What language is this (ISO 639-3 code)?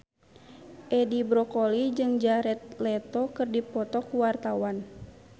sun